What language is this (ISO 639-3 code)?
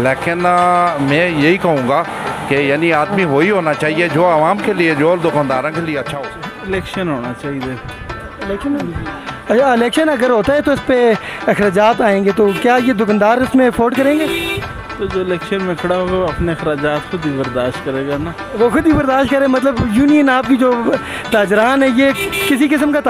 hin